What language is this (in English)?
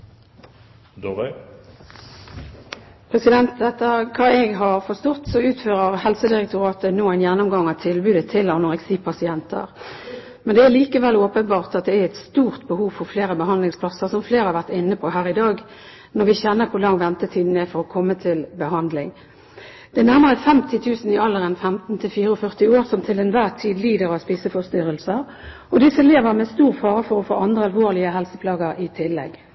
Norwegian